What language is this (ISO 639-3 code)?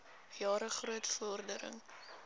afr